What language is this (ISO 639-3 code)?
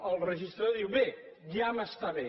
cat